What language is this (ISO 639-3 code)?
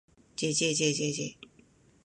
jpn